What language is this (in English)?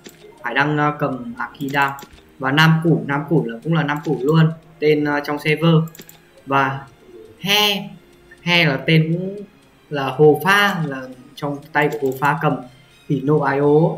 Vietnamese